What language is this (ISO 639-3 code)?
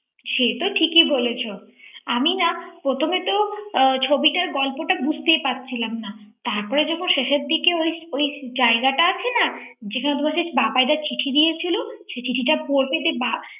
ben